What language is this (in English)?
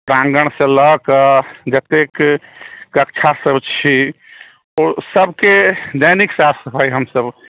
Maithili